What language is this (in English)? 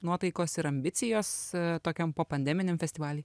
Lithuanian